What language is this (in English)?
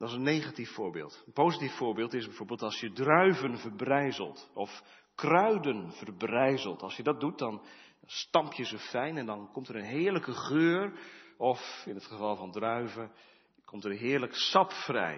Dutch